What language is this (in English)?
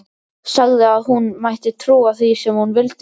Icelandic